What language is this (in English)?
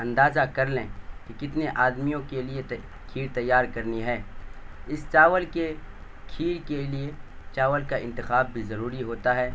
Urdu